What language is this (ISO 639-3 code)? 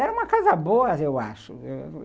por